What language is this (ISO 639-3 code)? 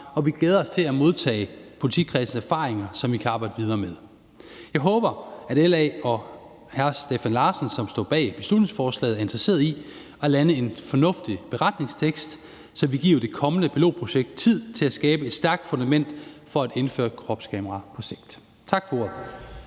dan